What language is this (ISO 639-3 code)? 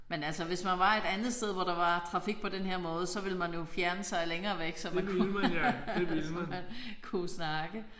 dan